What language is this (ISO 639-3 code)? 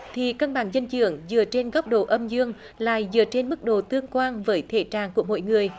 vie